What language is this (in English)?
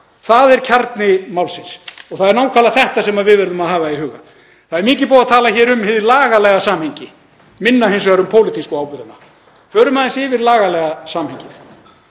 Icelandic